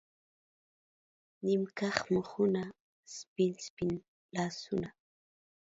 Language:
Pashto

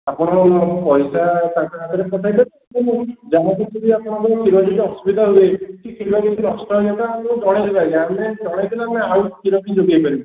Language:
Odia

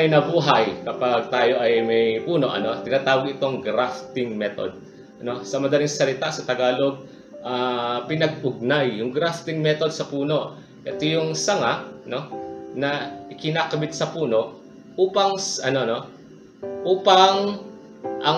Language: Filipino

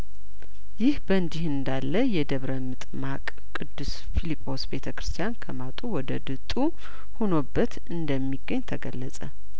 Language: Amharic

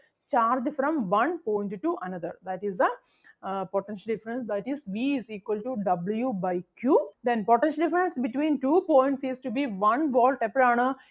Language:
Malayalam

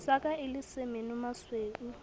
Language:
Southern Sotho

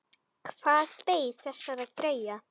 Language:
Icelandic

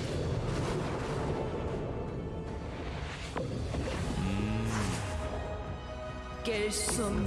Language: Korean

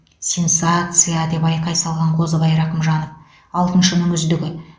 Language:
Kazakh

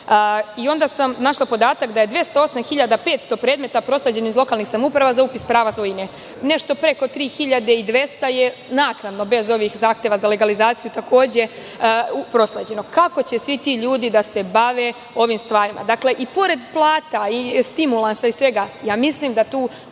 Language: Serbian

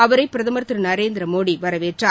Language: Tamil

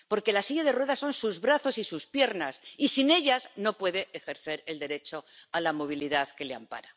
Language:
Spanish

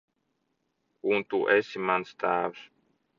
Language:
Latvian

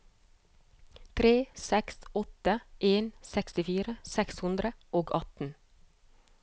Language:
Norwegian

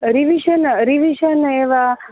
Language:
Sanskrit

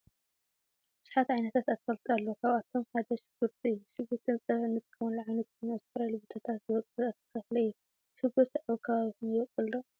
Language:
Tigrinya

